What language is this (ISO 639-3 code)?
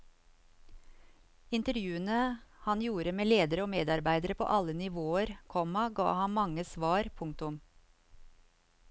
nor